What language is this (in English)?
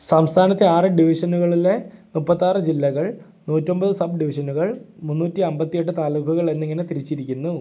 Malayalam